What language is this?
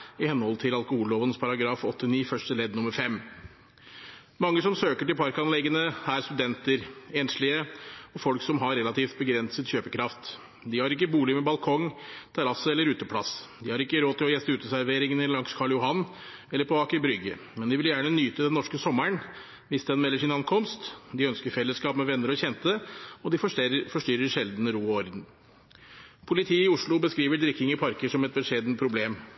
Norwegian Bokmål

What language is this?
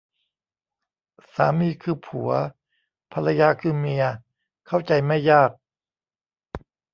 Thai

